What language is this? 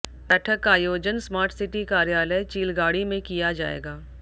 Hindi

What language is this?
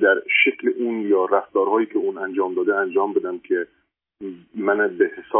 Persian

